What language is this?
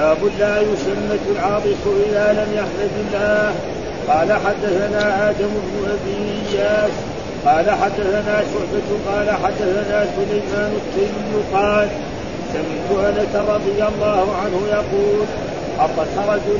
Arabic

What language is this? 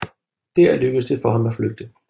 Danish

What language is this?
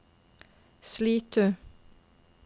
Norwegian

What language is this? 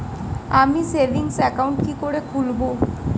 Bangla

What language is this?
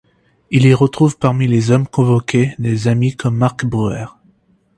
French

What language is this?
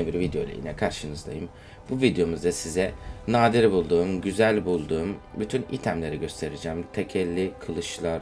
Turkish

